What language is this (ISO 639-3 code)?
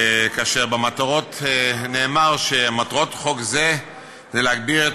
heb